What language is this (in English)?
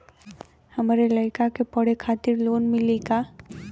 Bhojpuri